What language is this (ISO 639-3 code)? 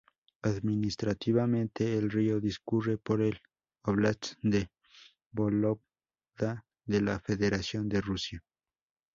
spa